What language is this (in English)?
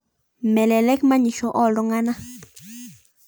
Masai